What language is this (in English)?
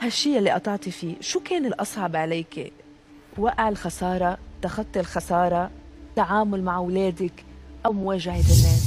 Arabic